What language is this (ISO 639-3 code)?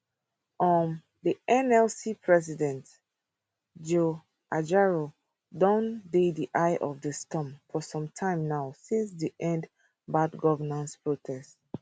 pcm